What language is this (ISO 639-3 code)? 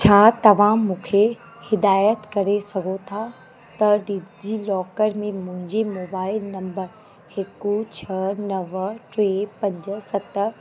snd